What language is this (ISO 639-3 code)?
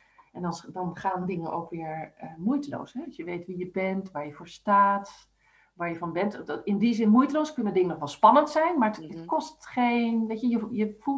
nld